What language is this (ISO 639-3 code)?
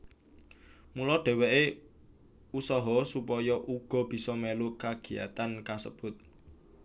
jav